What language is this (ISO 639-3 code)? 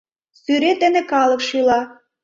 chm